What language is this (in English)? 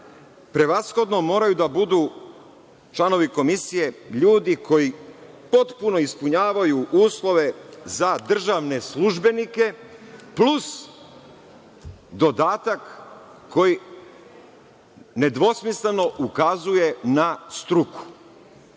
Serbian